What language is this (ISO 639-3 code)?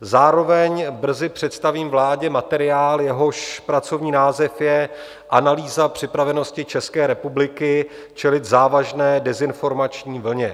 ces